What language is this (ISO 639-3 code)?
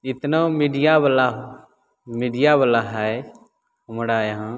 mai